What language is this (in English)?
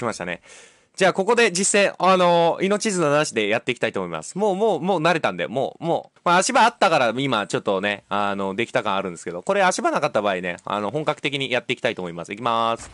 Japanese